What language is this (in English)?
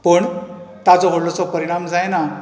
Konkani